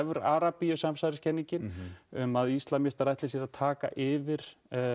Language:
Icelandic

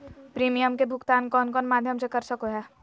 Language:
Magahi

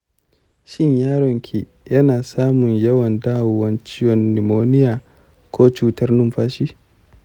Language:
Hausa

